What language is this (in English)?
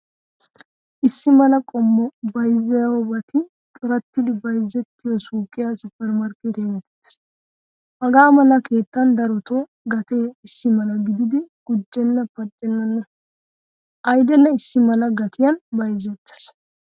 Wolaytta